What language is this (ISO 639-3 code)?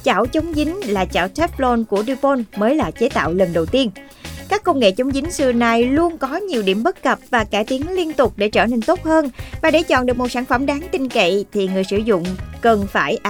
vie